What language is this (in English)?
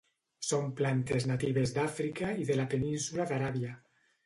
Catalan